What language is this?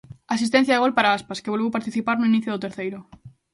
Galician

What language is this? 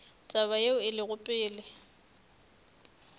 Northern Sotho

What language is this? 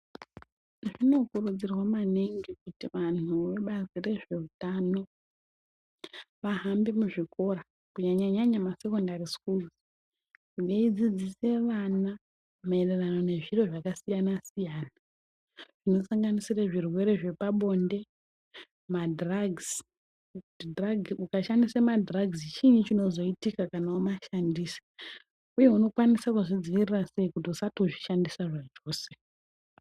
Ndau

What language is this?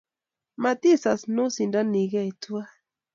Kalenjin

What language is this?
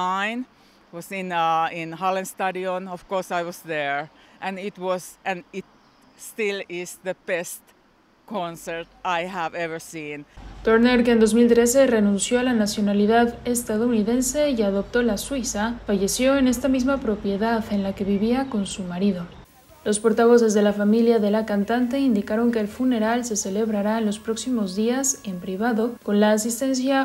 Spanish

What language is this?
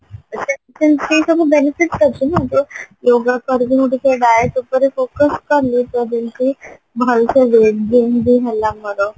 Odia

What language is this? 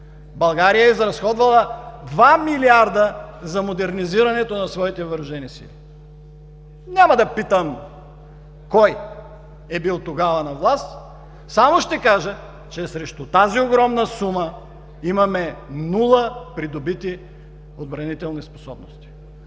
Bulgarian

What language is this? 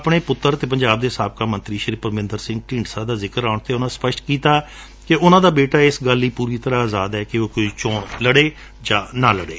Punjabi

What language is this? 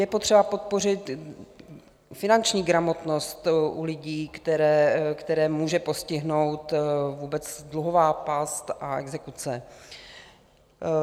Czech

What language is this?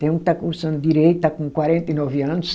Portuguese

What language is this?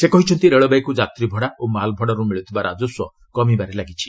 Odia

